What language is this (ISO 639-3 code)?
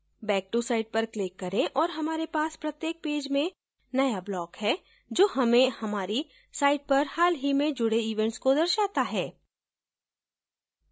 hin